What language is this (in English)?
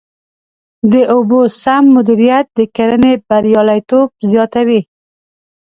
Pashto